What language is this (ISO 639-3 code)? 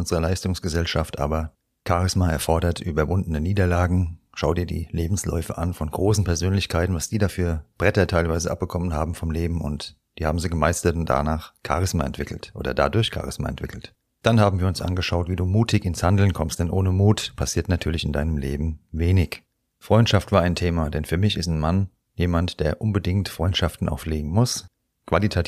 deu